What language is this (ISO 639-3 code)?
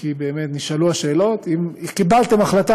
heb